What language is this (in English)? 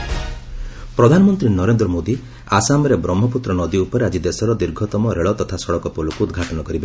Odia